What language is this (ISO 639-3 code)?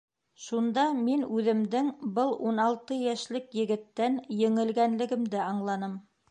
bak